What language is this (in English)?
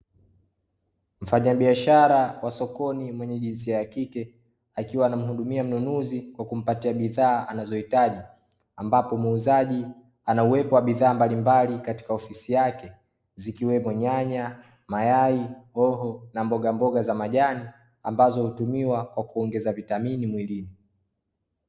Swahili